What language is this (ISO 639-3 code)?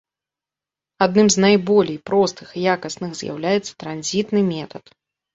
bel